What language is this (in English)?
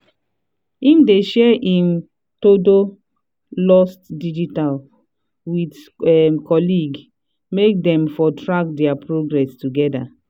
Nigerian Pidgin